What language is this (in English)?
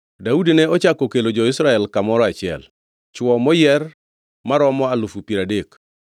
Luo (Kenya and Tanzania)